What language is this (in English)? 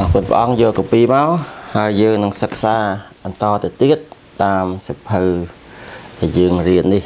Thai